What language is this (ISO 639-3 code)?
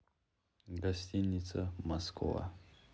rus